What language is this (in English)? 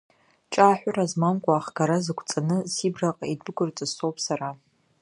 Abkhazian